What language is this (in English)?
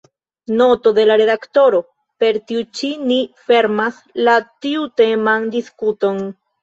Esperanto